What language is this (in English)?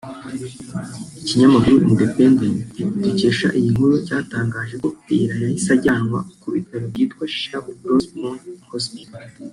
Kinyarwanda